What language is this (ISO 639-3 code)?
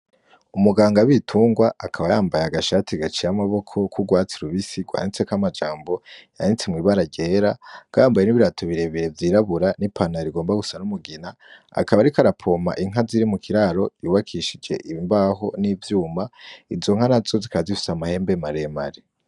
run